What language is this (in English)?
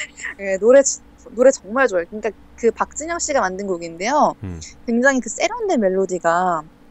Korean